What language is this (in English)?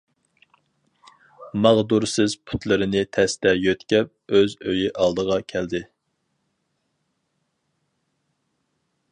Uyghur